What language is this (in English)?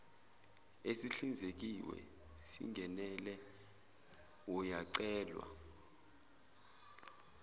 Zulu